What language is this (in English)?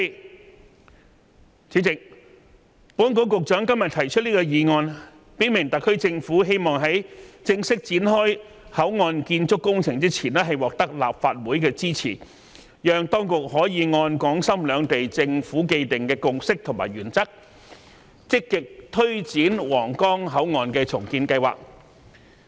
Cantonese